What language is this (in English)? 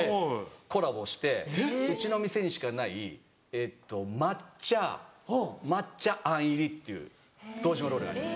Japanese